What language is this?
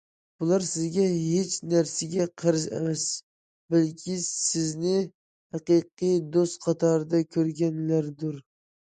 Uyghur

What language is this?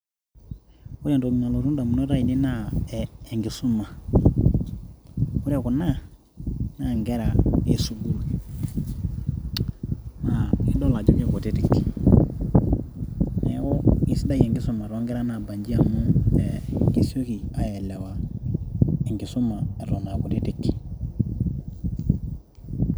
Masai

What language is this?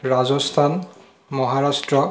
Assamese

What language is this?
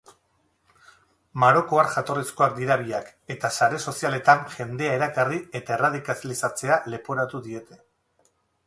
Basque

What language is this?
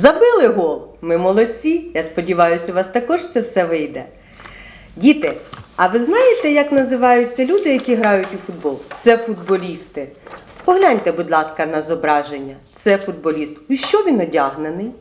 Ukrainian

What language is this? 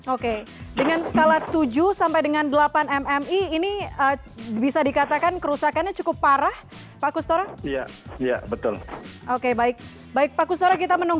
Indonesian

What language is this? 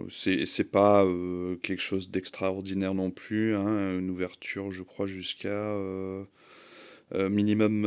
French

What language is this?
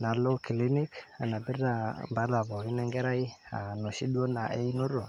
Masai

